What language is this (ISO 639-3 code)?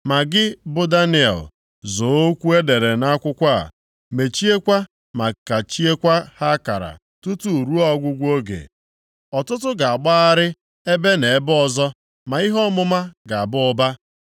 ibo